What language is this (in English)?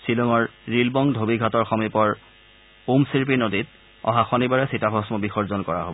Assamese